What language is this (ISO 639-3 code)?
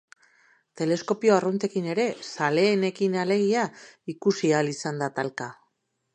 eus